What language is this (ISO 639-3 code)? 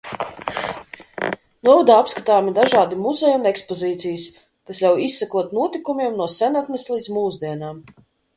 lav